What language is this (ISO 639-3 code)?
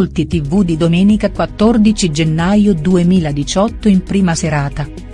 ita